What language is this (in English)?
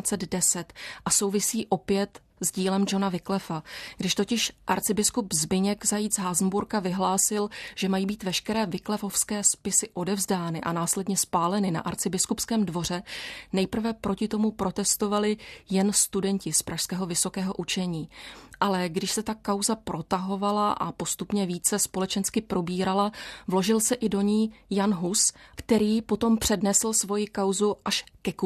Czech